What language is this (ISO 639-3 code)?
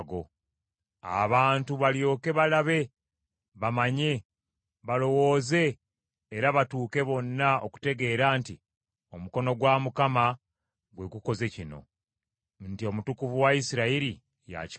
lug